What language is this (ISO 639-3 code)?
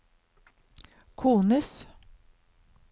nor